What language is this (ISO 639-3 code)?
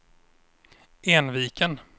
swe